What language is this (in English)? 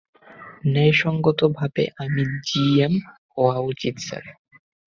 Bangla